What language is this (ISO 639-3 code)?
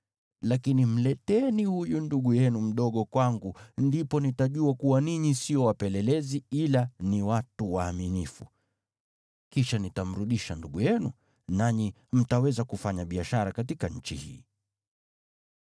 swa